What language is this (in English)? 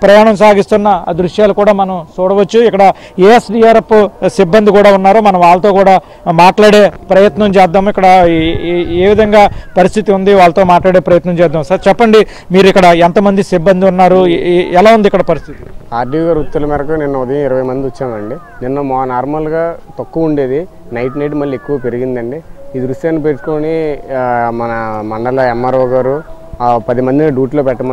Telugu